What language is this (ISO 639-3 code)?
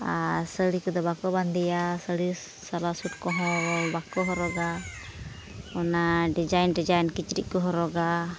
sat